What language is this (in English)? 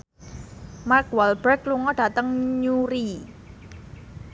Javanese